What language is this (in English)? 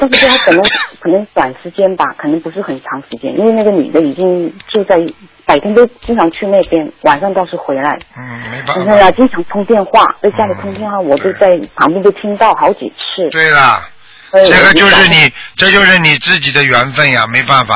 Chinese